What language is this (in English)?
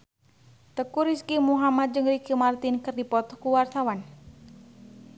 Sundanese